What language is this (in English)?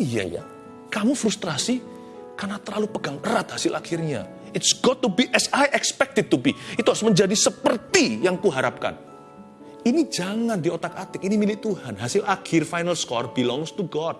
Indonesian